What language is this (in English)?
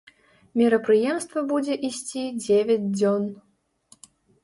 Belarusian